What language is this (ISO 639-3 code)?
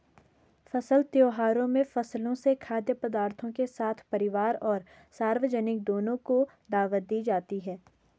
hin